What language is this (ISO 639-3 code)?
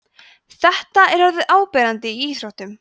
isl